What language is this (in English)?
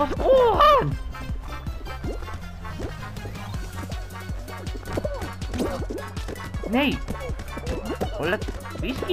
Dutch